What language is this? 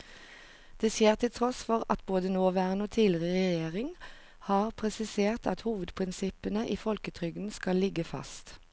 Norwegian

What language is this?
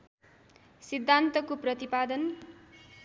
Nepali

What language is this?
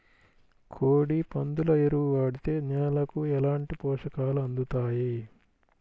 Telugu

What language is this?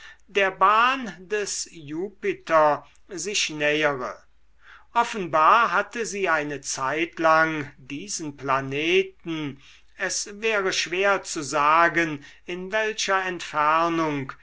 German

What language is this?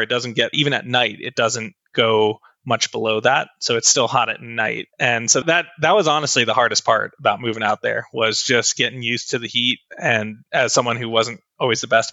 English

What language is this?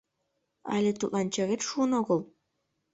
Mari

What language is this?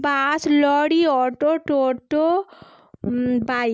Bangla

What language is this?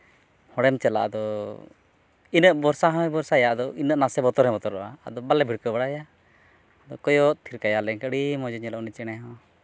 Santali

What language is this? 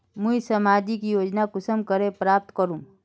Magahi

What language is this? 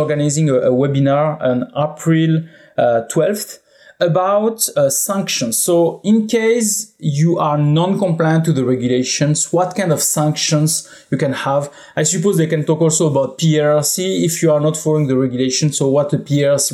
English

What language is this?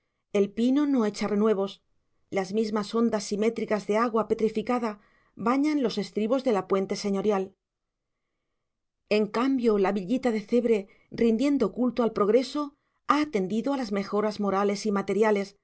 Spanish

